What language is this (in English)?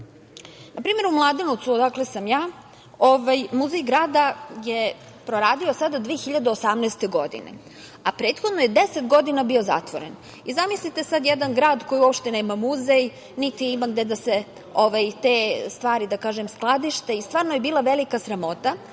Serbian